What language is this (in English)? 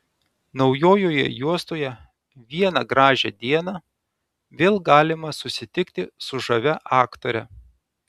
Lithuanian